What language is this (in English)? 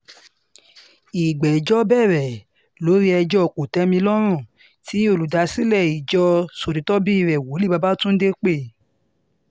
Yoruba